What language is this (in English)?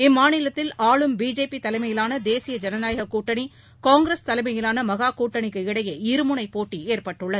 Tamil